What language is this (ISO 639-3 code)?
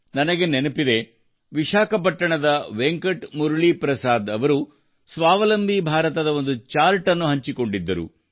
kan